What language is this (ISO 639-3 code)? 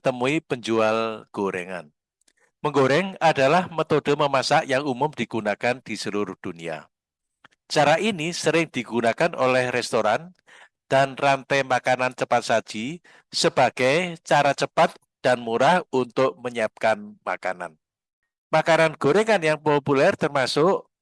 ind